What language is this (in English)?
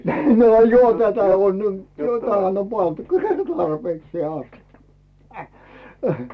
Finnish